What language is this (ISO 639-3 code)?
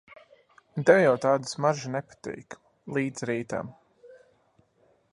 lav